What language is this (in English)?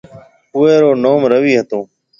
Marwari (Pakistan)